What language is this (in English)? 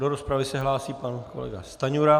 Czech